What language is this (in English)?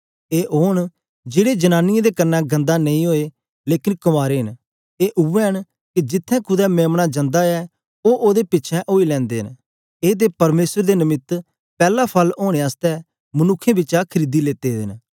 Dogri